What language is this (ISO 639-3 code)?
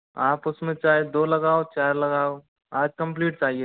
hin